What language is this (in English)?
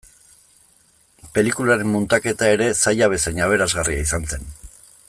Basque